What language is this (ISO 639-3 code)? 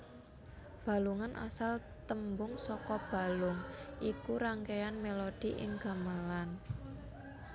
jav